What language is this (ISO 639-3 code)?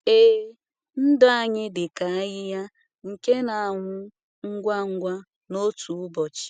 ibo